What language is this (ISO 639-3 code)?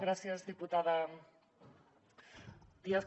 cat